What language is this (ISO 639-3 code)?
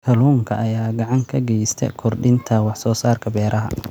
som